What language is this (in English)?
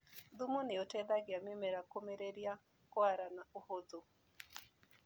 Kikuyu